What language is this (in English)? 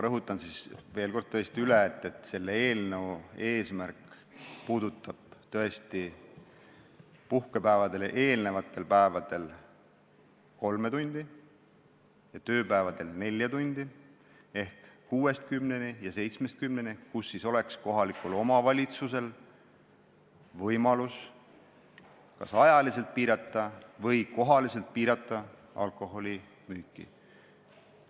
Estonian